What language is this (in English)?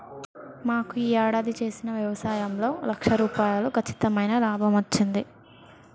Telugu